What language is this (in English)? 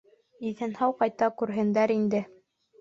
Bashkir